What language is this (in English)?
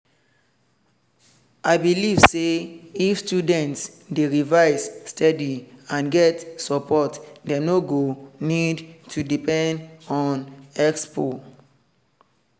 Nigerian Pidgin